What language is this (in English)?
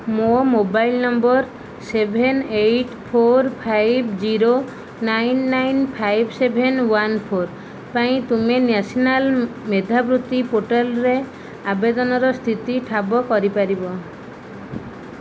Odia